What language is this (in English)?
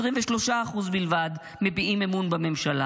Hebrew